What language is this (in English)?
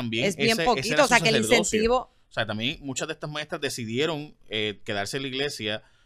Spanish